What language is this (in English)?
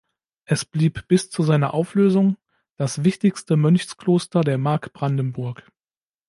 German